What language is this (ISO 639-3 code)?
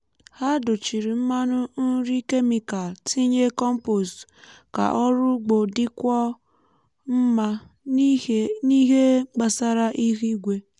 ibo